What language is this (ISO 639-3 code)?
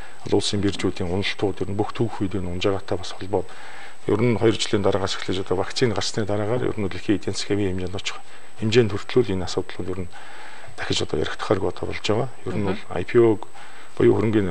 rus